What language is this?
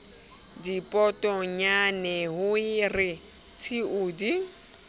Southern Sotho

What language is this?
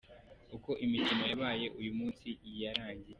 Kinyarwanda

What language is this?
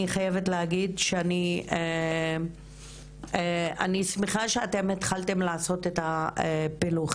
Hebrew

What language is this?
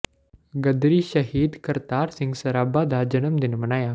Punjabi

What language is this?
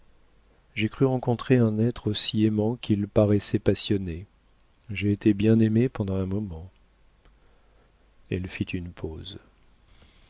French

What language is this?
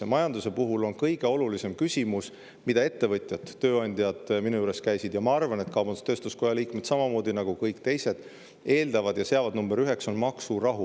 Estonian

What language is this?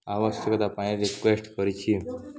Odia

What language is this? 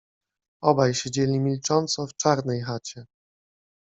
Polish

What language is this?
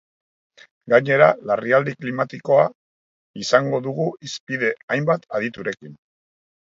Basque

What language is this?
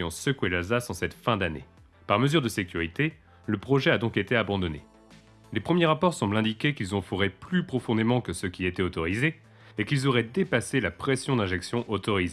French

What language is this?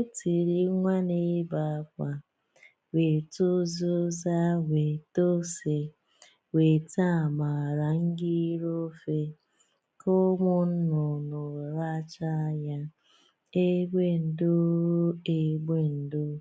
Igbo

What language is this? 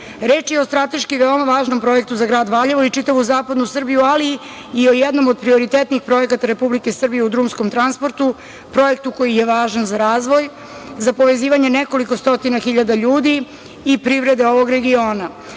Serbian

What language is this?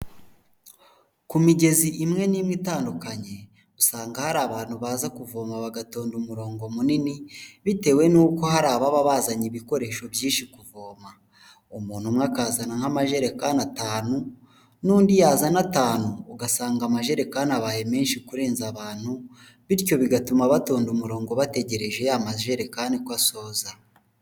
Kinyarwanda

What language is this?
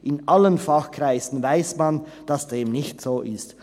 Swiss German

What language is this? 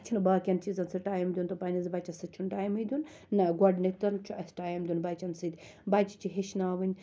Kashmiri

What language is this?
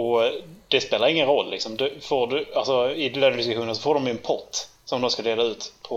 Swedish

